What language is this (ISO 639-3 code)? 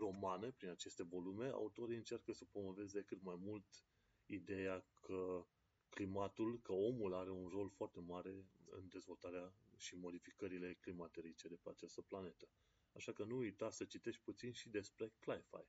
ron